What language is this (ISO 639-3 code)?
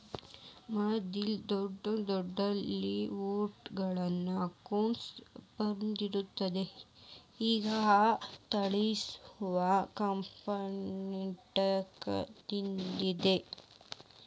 kan